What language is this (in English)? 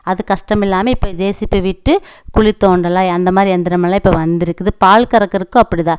Tamil